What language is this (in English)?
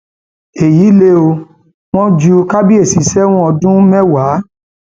Yoruba